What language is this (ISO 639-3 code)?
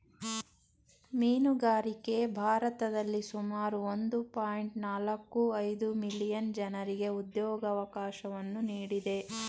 kan